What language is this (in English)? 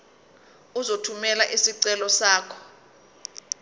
Zulu